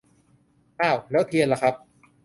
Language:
Thai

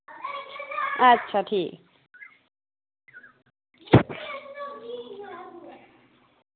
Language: Dogri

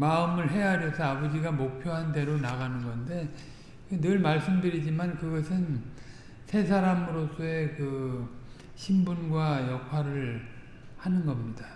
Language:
Korean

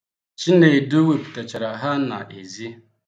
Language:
Igbo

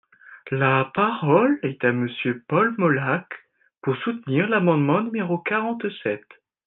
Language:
French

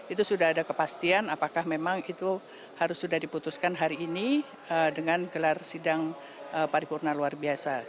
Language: Indonesian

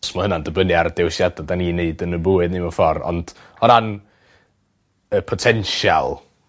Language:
Welsh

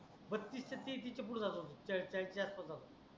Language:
Marathi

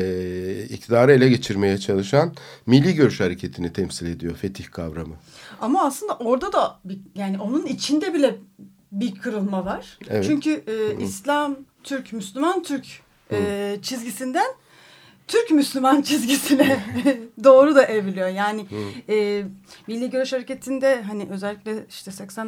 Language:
Turkish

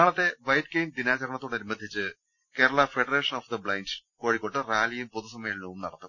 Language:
Malayalam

